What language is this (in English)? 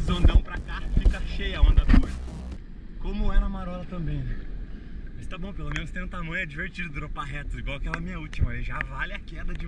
Portuguese